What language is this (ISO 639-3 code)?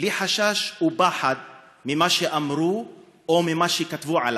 heb